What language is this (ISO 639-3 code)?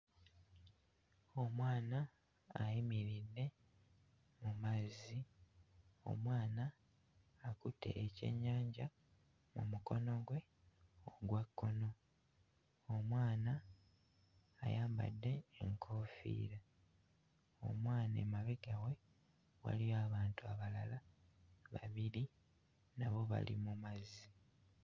lug